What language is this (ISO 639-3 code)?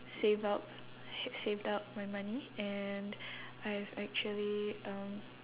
eng